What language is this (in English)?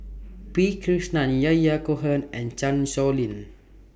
English